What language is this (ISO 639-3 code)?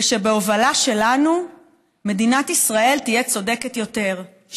heb